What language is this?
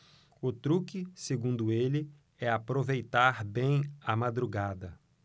Portuguese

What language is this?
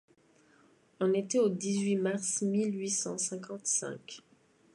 French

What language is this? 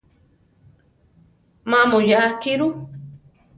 Central Tarahumara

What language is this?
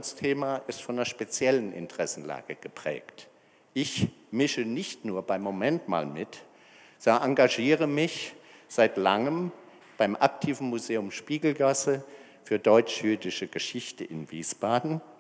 German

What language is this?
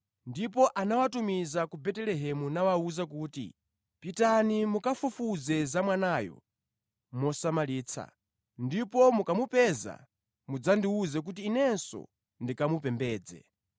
Nyanja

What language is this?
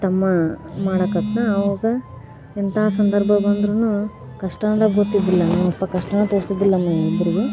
Kannada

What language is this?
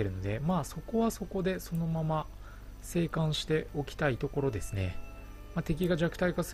Japanese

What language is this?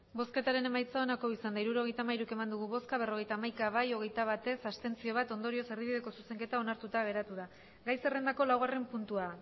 Basque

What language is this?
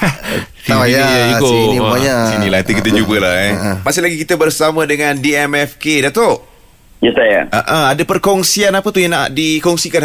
Malay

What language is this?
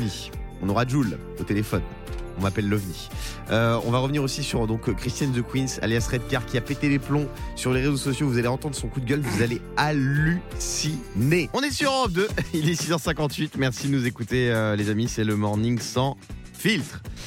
French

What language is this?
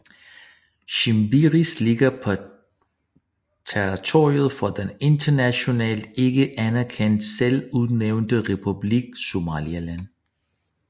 Danish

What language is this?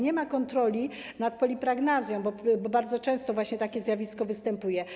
Polish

